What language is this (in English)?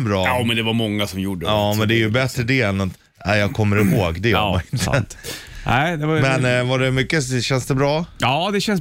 Swedish